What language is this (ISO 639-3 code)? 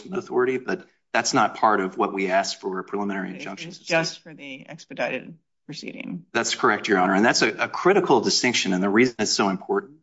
eng